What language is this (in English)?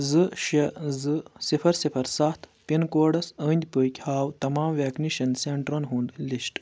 Kashmiri